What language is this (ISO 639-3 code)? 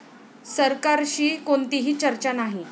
mar